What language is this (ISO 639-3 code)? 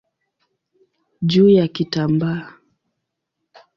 swa